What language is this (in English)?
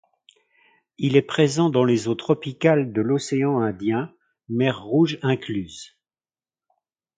French